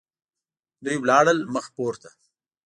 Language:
Pashto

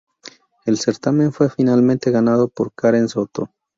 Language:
Spanish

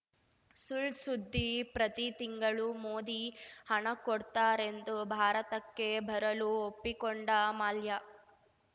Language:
Kannada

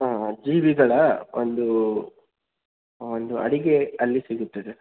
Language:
Kannada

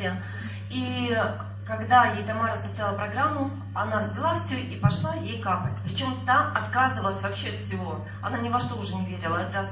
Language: Russian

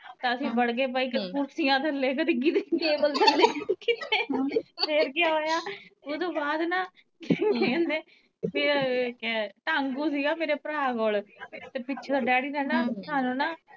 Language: Punjabi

